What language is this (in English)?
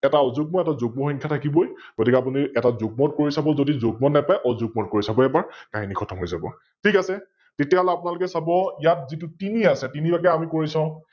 Assamese